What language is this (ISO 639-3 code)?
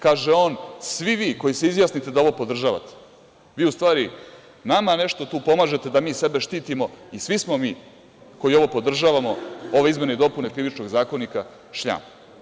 srp